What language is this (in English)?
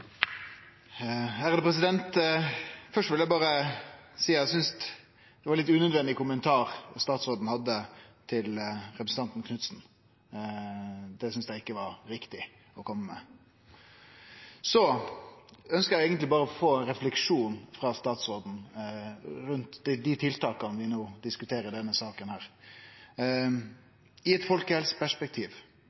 Norwegian Nynorsk